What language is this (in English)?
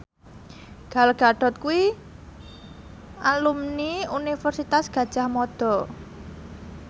Javanese